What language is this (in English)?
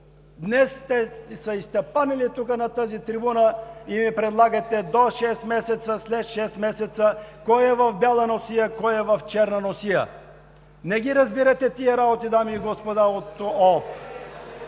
Bulgarian